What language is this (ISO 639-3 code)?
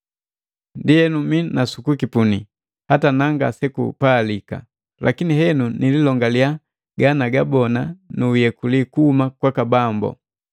mgv